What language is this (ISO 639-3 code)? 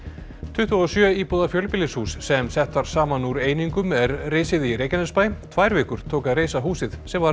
isl